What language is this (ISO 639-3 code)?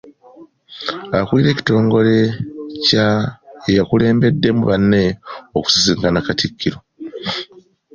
lug